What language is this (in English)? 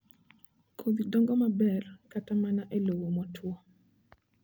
Luo (Kenya and Tanzania)